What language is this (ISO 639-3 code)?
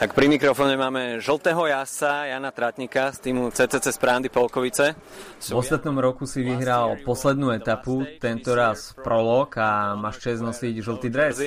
slk